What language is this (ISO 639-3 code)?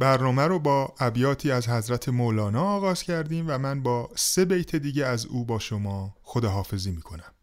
fas